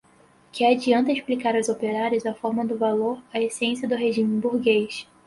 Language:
Portuguese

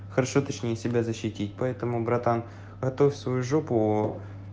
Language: Russian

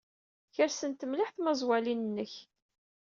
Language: Kabyle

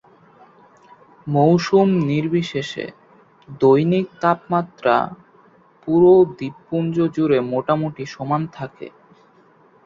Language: Bangla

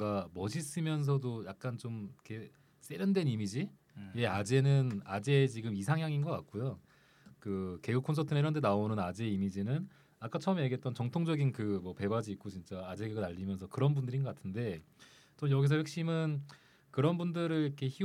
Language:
Korean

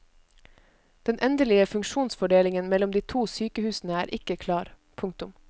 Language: Norwegian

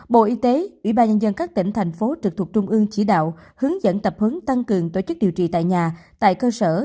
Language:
Vietnamese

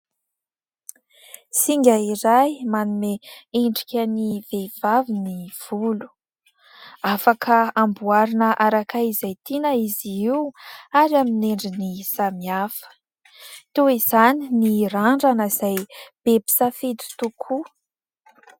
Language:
Malagasy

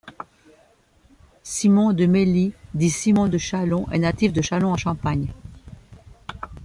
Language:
French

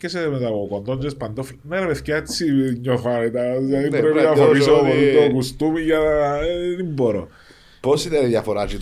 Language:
Greek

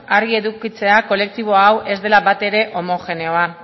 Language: Basque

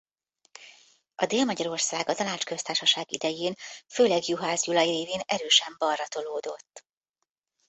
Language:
Hungarian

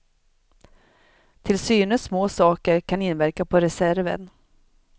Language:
Swedish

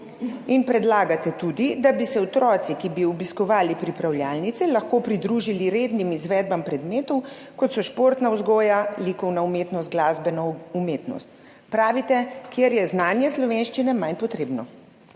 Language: Slovenian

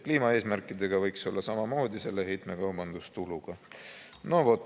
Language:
Estonian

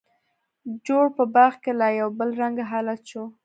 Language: Pashto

